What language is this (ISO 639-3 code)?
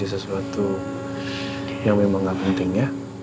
ind